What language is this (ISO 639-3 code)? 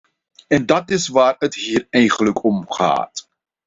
nld